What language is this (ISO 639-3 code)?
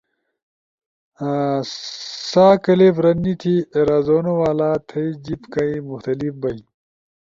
ush